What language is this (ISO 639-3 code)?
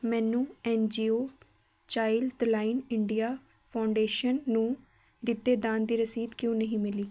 pan